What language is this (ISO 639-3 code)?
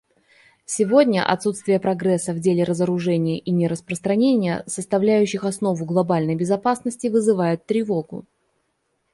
rus